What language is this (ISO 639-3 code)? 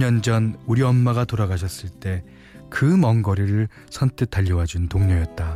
kor